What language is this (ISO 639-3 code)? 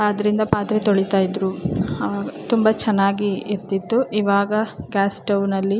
kan